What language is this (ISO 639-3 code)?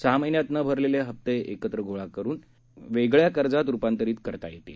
mar